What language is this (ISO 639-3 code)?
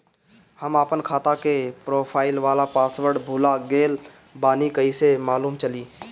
bho